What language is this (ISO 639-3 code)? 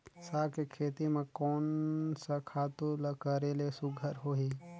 hne